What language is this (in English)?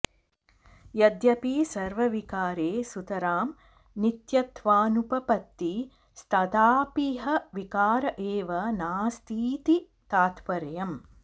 Sanskrit